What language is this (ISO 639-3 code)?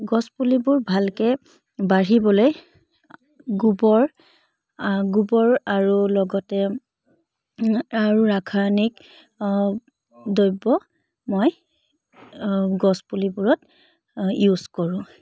asm